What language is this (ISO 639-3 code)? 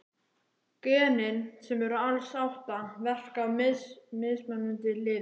isl